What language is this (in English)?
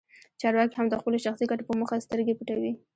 Pashto